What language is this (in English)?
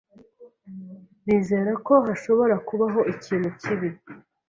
Kinyarwanda